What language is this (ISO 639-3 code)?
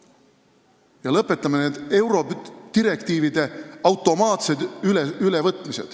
est